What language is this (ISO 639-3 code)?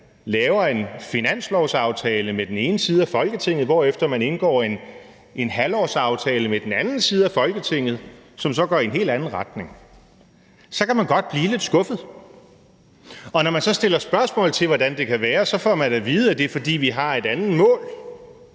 dan